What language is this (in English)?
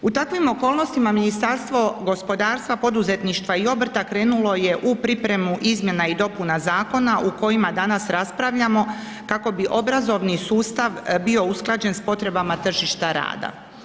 Croatian